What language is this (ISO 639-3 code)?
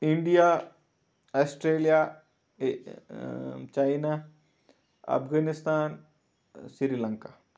kas